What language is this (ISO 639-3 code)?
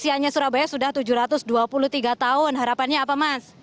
ind